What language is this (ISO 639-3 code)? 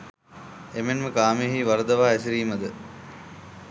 sin